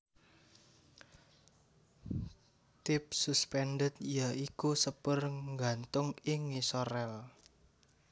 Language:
Javanese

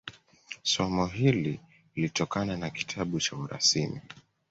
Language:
Swahili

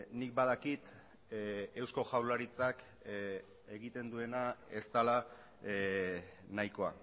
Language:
Basque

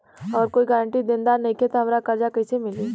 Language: Bhojpuri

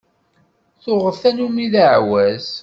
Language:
Kabyle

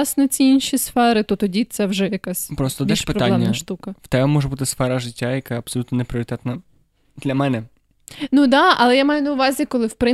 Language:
Ukrainian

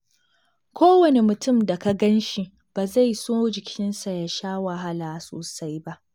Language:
Hausa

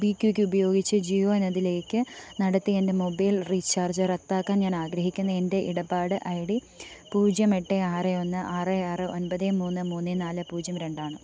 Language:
Malayalam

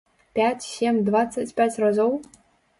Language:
Belarusian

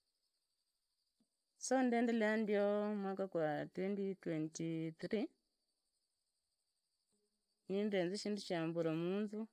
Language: Idakho-Isukha-Tiriki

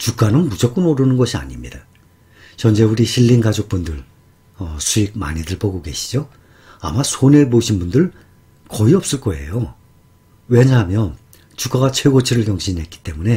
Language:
Korean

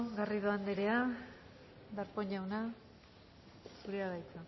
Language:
Basque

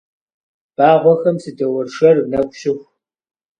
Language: Kabardian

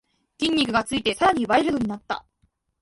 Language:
Japanese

